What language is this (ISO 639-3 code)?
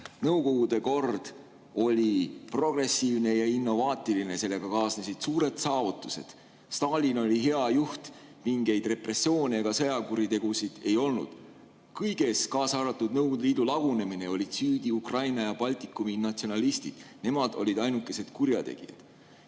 est